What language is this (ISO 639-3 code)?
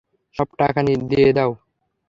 ben